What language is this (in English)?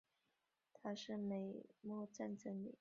Chinese